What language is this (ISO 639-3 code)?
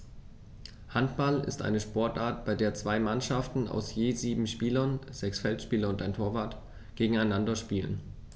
deu